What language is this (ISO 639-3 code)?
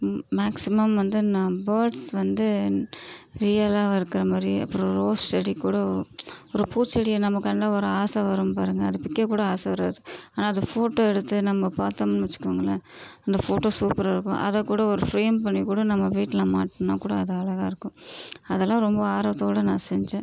tam